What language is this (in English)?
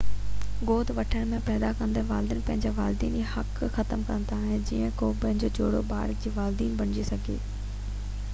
Sindhi